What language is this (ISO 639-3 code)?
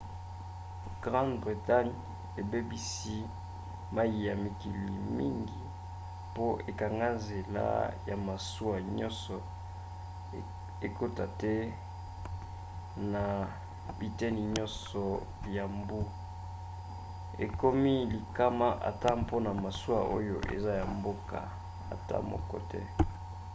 lin